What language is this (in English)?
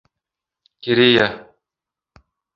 Bashkir